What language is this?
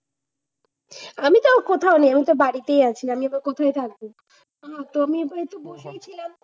Bangla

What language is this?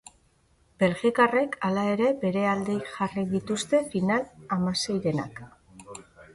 Basque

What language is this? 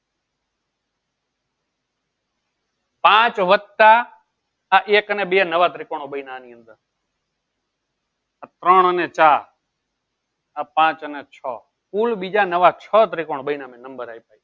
Gujarati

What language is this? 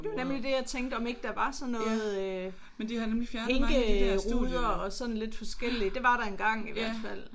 Danish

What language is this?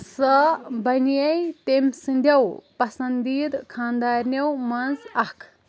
Kashmiri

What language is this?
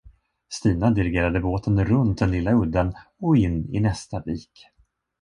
Swedish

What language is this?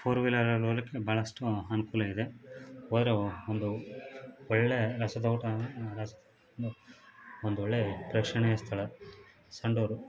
Kannada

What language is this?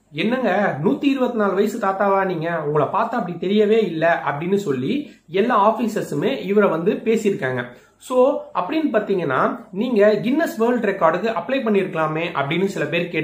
Romanian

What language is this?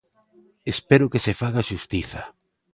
Galician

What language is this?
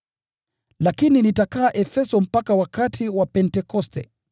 Swahili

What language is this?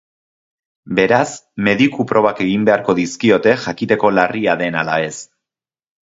Basque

